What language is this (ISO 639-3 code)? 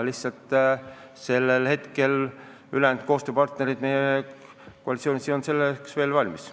est